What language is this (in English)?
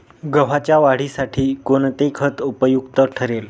Marathi